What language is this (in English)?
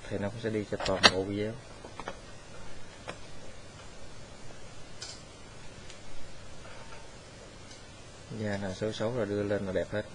Vietnamese